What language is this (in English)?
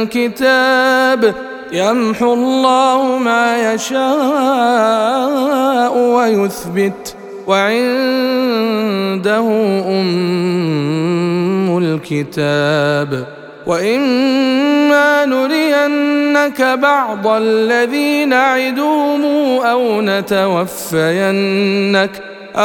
Arabic